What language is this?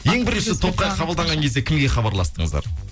Kazakh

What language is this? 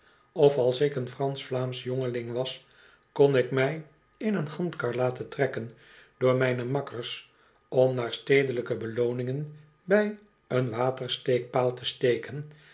Dutch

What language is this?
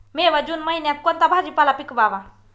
Marathi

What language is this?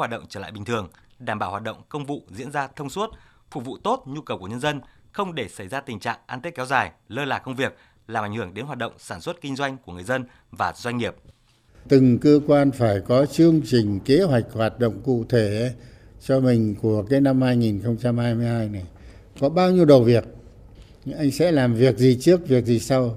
Vietnamese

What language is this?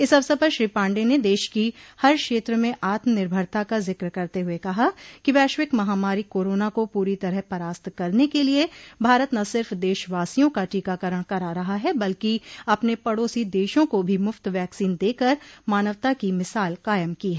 Hindi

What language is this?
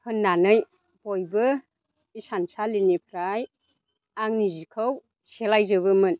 Bodo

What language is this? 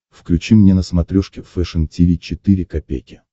Russian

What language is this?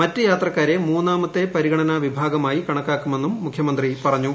Malayalam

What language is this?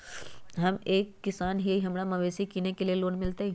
Magahi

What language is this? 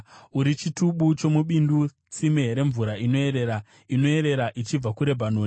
Shona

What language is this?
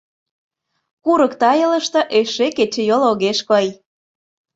Mari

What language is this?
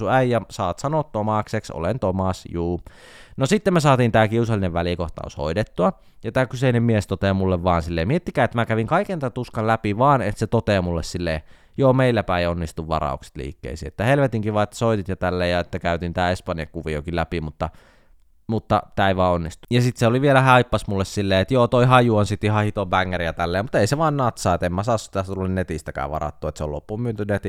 Finnish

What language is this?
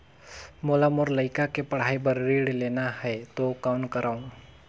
Chhattisgarhi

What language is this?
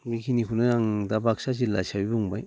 Bodo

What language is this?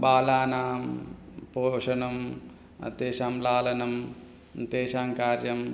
Sanskrit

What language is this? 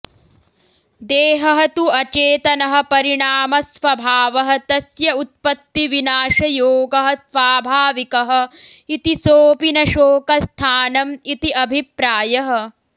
Sanskrit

